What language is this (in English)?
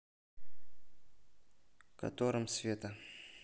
Russian